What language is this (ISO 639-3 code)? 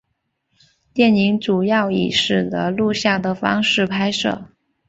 zho